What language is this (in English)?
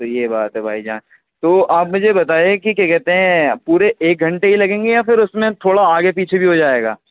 Urdu